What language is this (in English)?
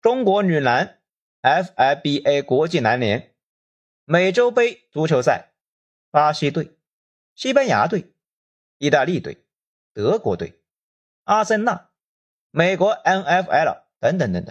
Chinese